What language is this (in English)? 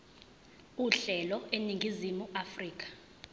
Zulu